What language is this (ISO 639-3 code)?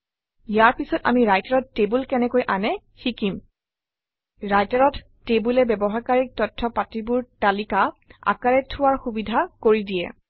asm